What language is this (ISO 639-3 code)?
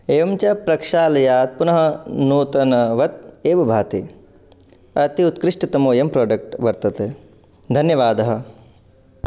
san